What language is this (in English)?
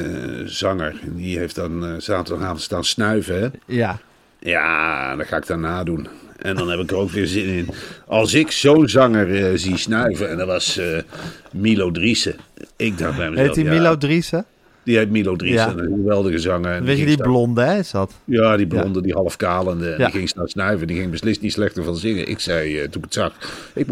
Dutch